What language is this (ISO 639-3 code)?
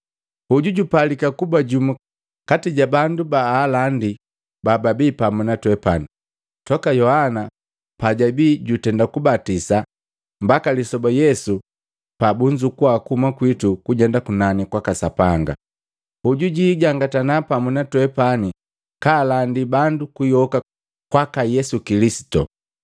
mgv